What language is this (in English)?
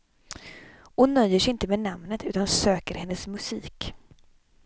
Swedish